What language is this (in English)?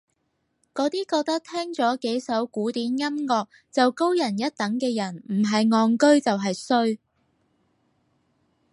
Cantonese